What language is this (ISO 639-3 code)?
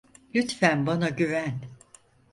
tur